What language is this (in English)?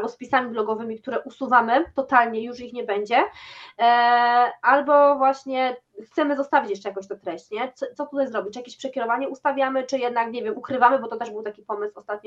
Polish